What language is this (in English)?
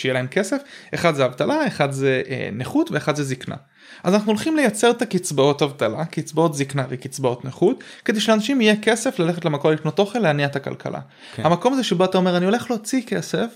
Hebrew